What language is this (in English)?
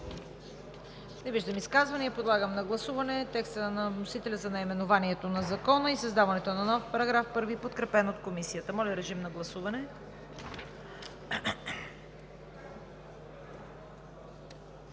Bulgarian